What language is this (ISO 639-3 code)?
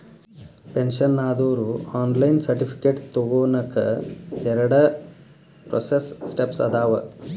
kan